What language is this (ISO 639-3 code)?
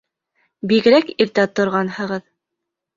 bak